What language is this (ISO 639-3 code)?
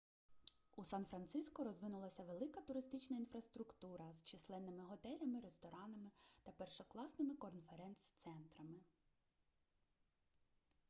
ukr